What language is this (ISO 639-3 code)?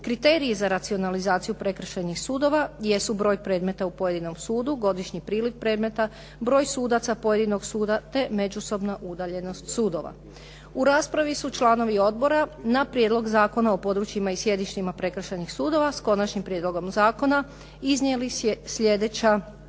hrv